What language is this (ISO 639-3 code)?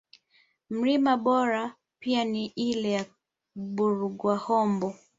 swa